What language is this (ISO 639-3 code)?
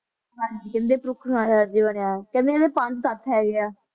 pan